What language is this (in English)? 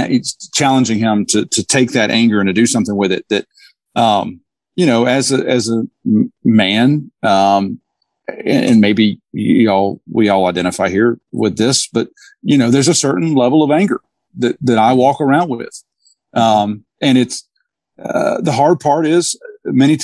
English